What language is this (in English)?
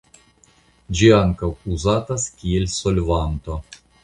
Esperanto